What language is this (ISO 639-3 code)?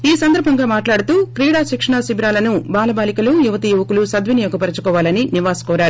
tel